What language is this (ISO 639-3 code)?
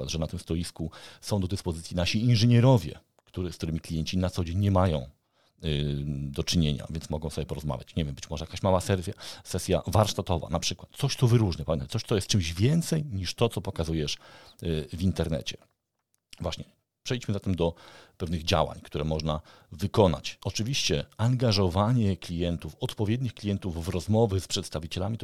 pol